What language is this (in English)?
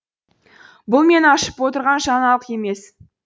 Kazakh